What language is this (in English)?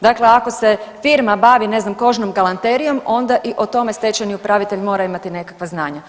Croatian